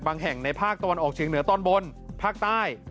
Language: Thai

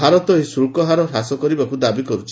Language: Odia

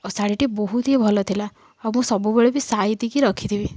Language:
Odia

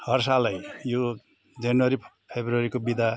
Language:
Nepali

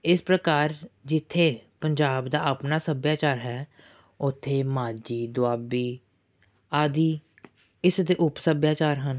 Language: Punjabi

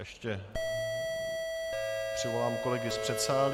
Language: Czech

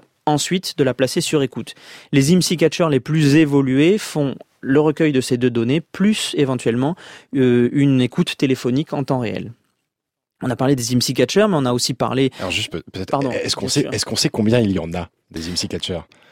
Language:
French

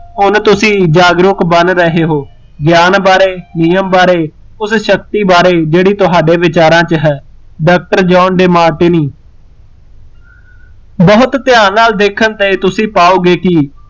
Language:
Punjabi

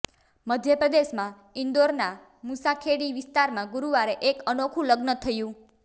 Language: Gujarati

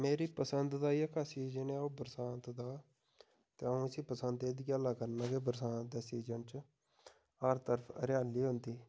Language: Dogri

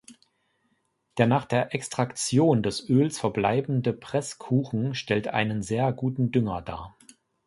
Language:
German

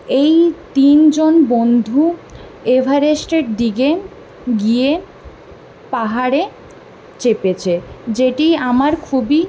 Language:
Bangla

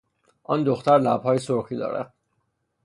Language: Persian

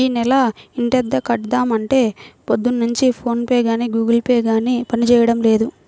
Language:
Telugu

